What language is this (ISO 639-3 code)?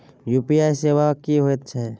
mai